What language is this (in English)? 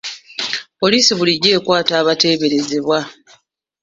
Ganda